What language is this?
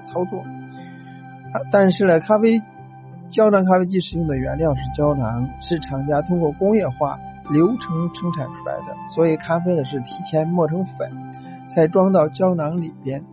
Chinese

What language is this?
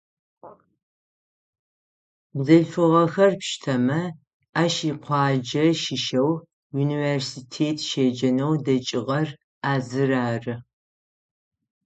Adyghe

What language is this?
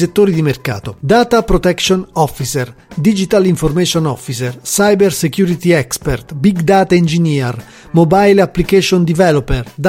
Italian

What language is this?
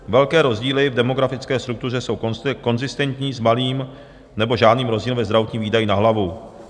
Czech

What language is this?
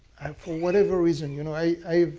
English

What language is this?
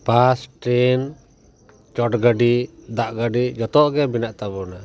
Santali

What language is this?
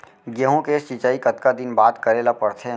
Chhattisgarhi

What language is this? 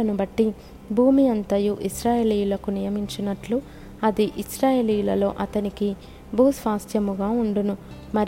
Telugu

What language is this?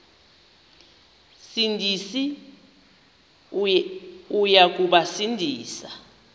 Xhosa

